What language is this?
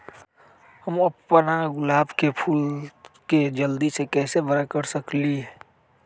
Magahi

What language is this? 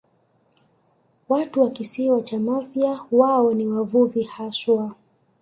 Swahili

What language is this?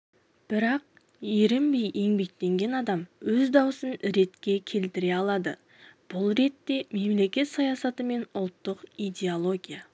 Kazakh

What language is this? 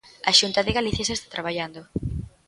Galician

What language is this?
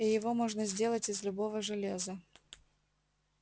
Russian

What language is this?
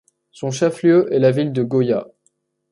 French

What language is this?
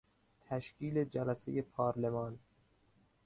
Persian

